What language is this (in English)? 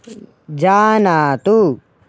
Sanskrit